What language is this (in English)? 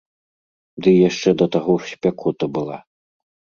Belarusian